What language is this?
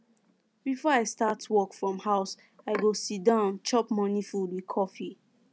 Nigerian Pidgin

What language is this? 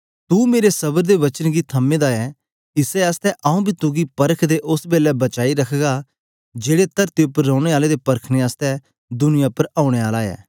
Dogri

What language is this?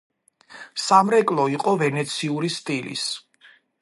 Georgian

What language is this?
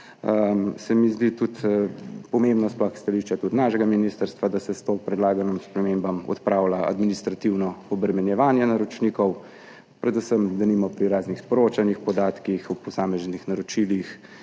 Slovenian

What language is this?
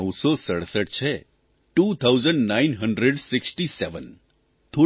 Gujarati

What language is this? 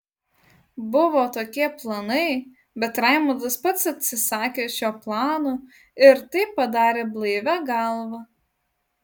Lithuanian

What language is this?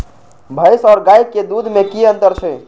Maithili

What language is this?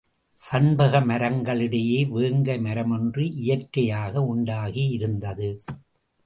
Tamil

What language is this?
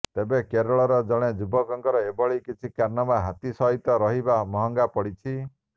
Odia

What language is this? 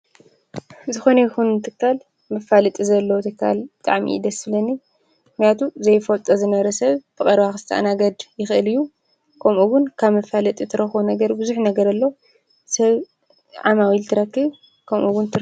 Tigrinya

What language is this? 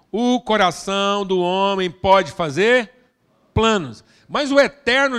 Portuguese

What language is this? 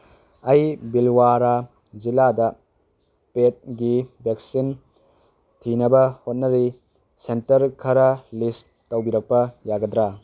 Manipuri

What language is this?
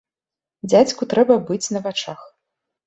Belarusian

